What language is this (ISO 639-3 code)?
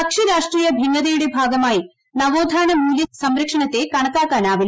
mal